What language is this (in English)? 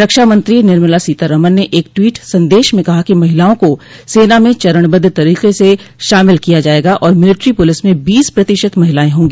Hindi